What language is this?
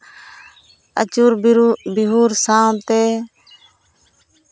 Santali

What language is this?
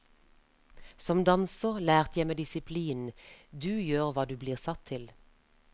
Norwegian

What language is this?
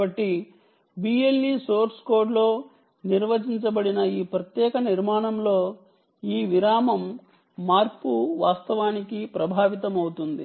Telugu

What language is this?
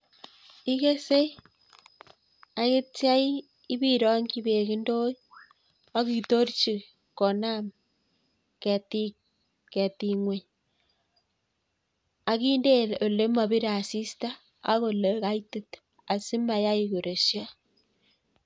Kalenjin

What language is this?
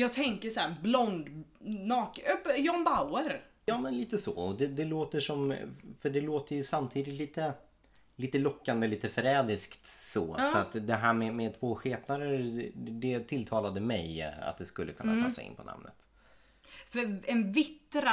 Swedish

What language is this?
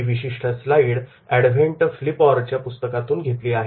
Marathi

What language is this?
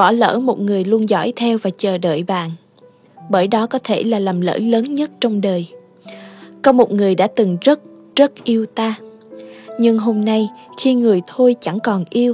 Vietnamese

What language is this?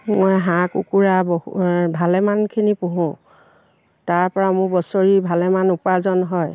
Assamese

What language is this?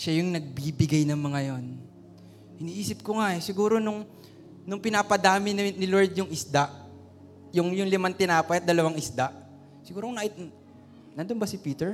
Filipino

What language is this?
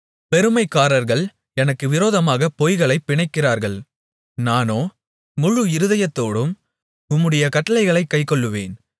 Tamil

